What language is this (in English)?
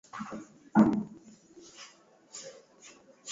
Swahili